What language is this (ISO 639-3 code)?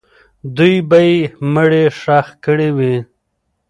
pus